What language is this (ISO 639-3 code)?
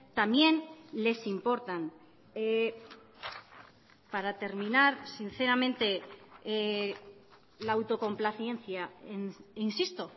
spa